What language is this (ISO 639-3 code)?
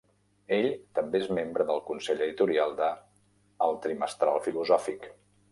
cat